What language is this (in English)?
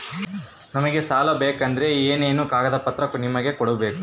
Kannada